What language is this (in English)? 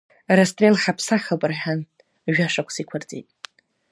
Abkhazian